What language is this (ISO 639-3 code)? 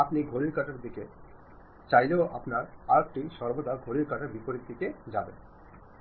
ben